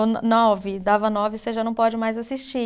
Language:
Portuguese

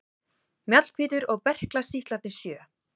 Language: Icelandic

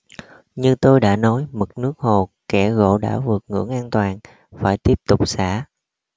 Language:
Vietnamese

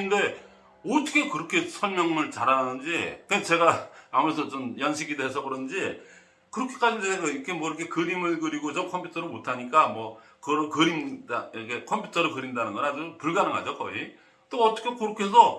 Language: Korean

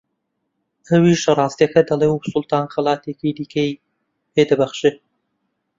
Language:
Central Kurdish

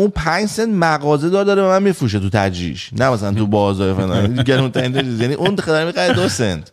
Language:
Persian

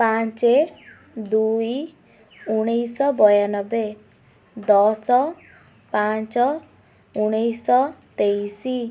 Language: Odia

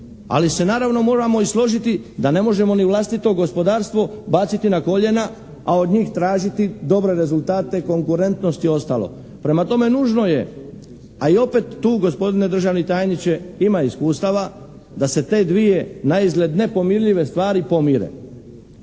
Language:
Croatian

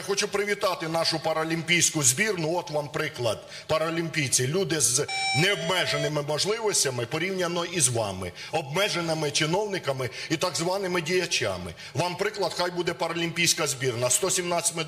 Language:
Ukrainian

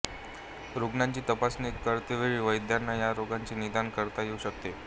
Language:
Marathi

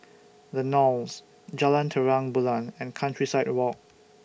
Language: English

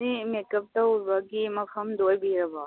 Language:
Manipuri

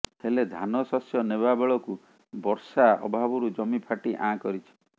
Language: Odia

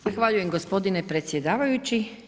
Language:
Croatian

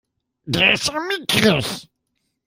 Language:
German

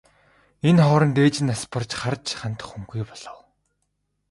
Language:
Mongolian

